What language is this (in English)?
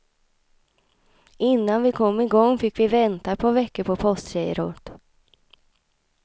Swedish